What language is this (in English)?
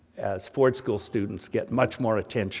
English